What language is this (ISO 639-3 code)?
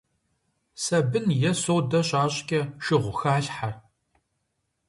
kbd